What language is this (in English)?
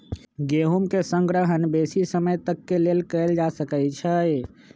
Magahi